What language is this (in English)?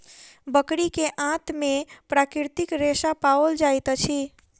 Maithili